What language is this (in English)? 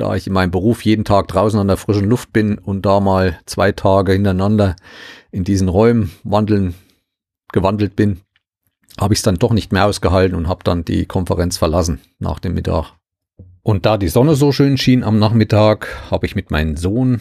German